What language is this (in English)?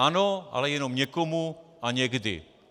Czech